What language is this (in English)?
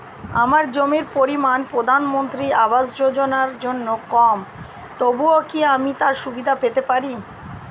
Bangla